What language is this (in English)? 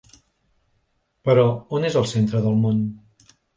Catalan